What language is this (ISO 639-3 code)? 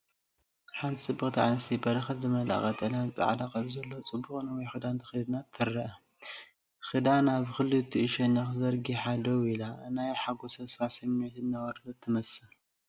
tir